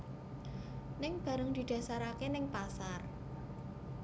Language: Javanese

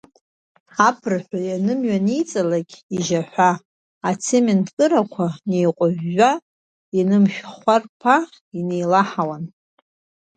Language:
Abkhazian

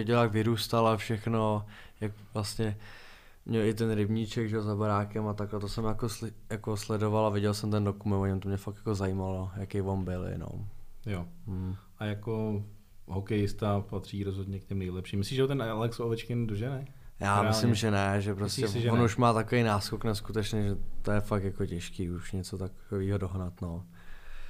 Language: Czech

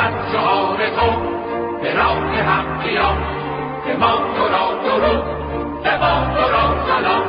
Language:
Persian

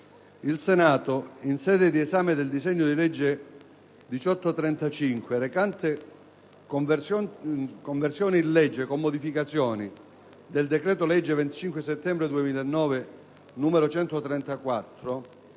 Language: Italian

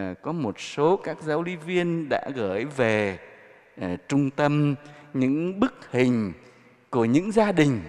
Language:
Vietnamese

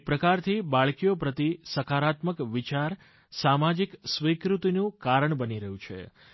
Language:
Gujarati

